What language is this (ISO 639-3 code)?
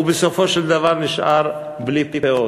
heb